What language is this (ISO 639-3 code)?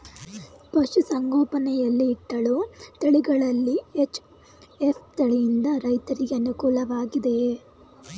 kan